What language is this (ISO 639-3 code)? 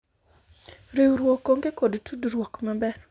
luo